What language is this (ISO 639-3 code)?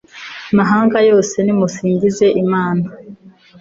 kin